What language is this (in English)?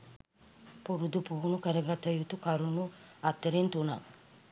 Sinhala